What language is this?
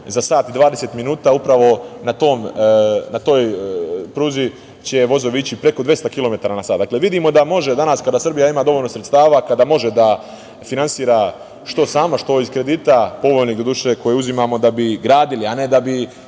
Serbian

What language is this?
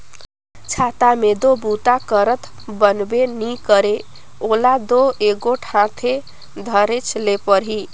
Chhattisgarhi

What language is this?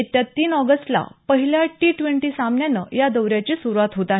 Marathi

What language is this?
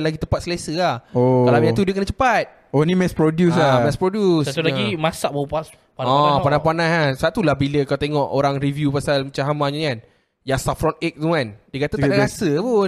Malay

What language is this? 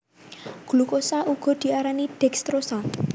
Javanese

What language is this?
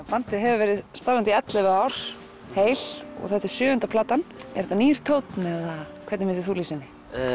Icelandic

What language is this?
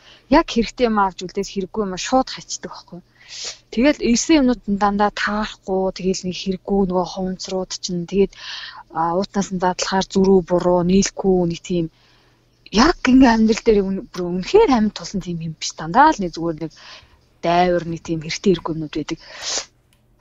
Russian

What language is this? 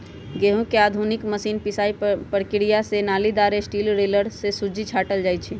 Magahi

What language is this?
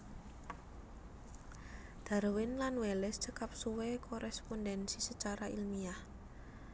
Javanese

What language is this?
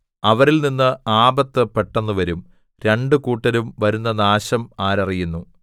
Malayalam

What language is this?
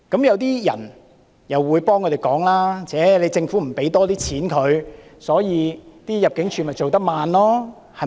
Cantonese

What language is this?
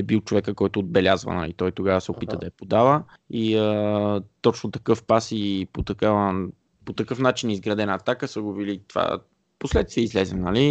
Bulgarian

